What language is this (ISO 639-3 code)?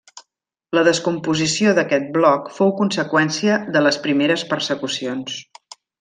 cat